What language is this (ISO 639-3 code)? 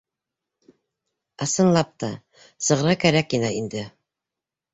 bak